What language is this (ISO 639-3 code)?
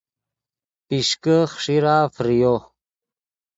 ydg